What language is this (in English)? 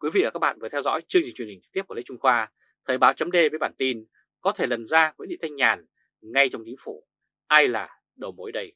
Vietnamese